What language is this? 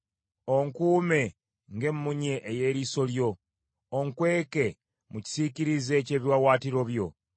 Ganda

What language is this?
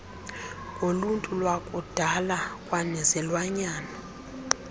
Xhosa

